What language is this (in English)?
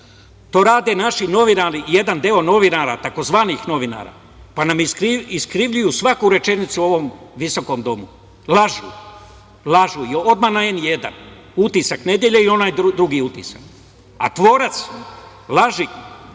Serbian